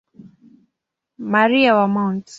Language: Swahili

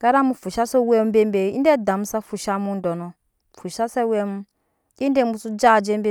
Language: Nyankpa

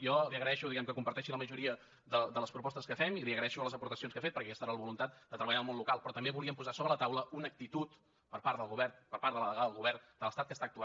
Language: Catalan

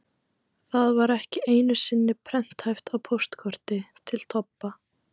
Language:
Icelandic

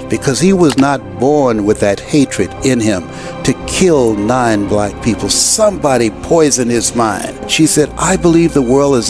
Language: English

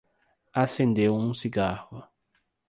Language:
Portuguese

